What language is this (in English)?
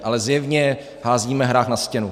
Czech